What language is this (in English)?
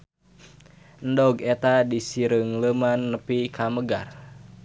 Sundanese